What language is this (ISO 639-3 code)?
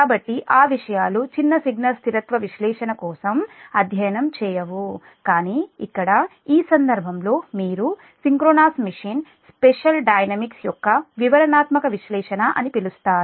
tel